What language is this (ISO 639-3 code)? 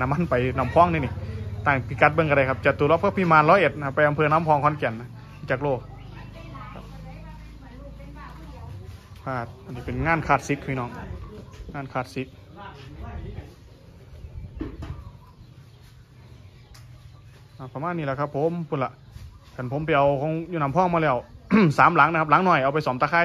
tha